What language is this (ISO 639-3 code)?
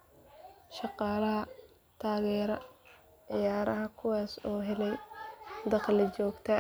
som